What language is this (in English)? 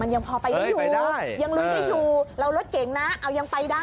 Thai